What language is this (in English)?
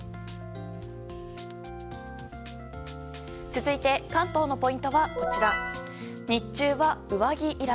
Japanese